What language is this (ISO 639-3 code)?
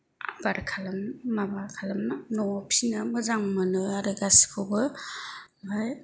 brx